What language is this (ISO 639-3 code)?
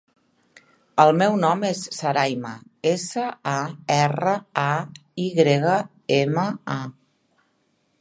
cat